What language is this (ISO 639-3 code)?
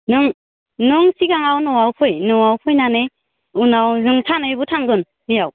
brx